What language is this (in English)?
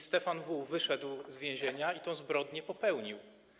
Polish